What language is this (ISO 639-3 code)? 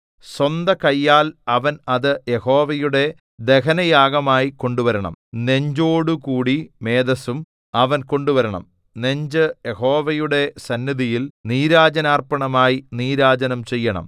mal